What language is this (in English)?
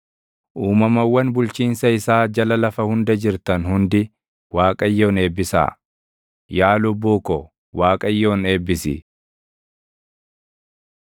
Oromo